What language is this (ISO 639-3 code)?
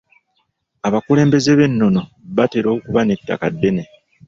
lug